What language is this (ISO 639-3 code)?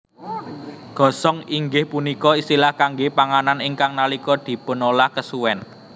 jav